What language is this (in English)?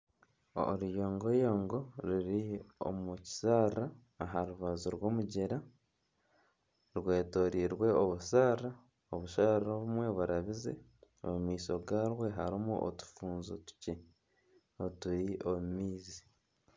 Nyankole